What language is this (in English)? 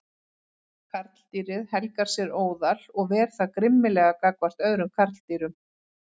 Icelandic